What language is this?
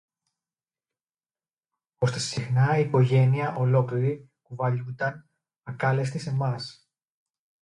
Greek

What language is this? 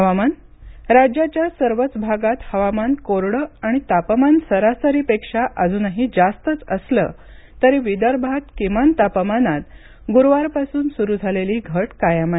Marathi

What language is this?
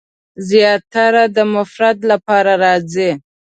Pashto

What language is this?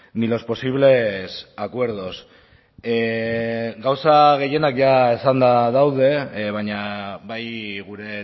Basque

